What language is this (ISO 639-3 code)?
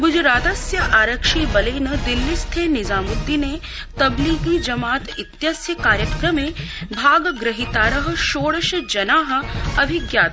san